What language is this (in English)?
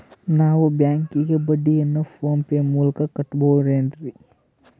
Kannada